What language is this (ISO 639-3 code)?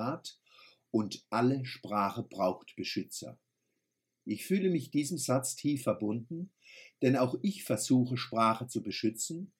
deu